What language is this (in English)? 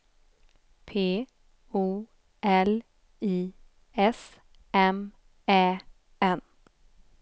Swedish